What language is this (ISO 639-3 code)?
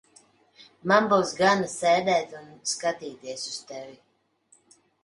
lav